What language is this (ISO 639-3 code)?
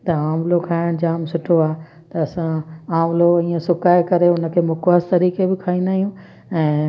snd